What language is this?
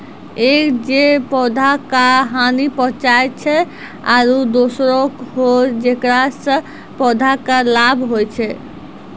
Maithili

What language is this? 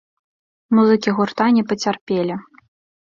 Belarusian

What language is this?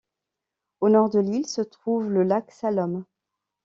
French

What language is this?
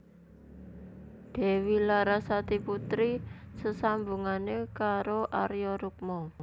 Javanese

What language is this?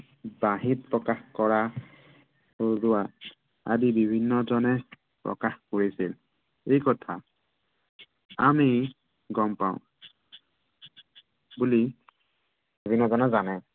Assamese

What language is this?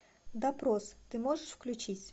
Russian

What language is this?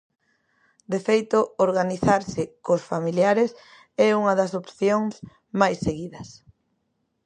Galician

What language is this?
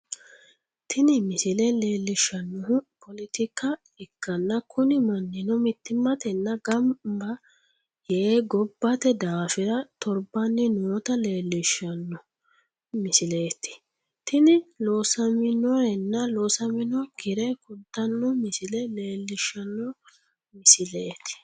Sidamo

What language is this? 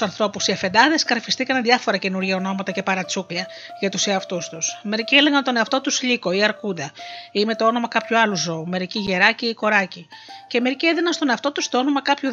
Greek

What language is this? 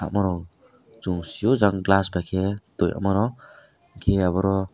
Kok Borok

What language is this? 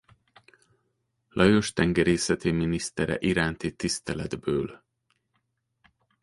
Hungarian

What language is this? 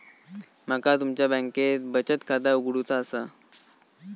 Marathi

